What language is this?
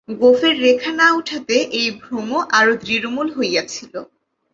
Bangla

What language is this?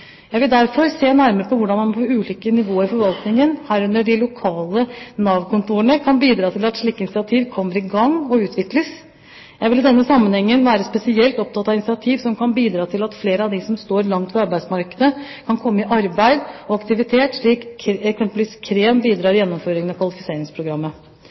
Norwegian Bokmål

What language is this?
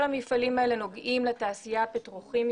Hebrew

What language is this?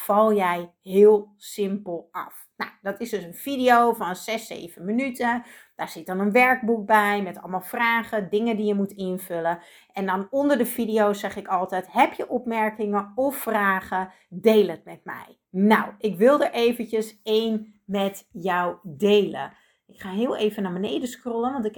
Dutch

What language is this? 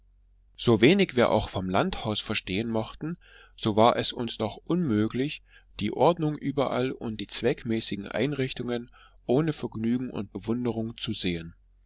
German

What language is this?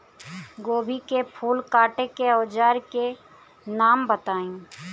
Bhojpuri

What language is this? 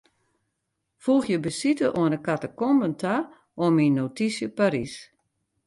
Western Frisian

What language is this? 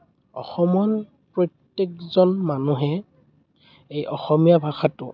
Assamese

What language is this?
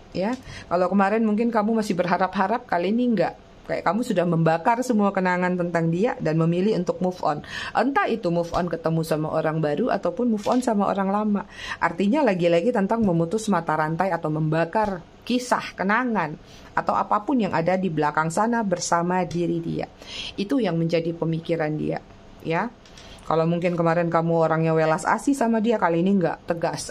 Indonesian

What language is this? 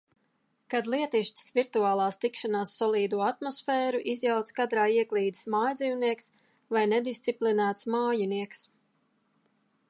Latvian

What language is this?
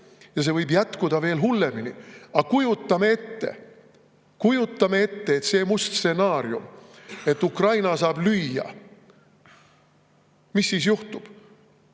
Estonian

